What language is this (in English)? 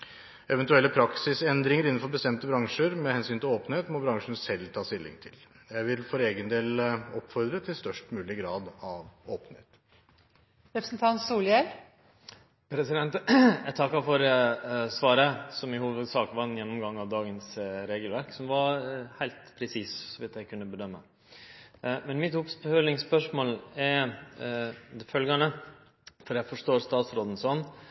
Norwegian